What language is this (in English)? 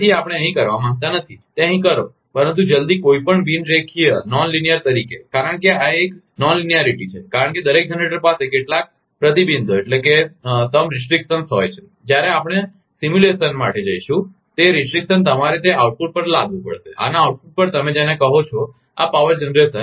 Gujarati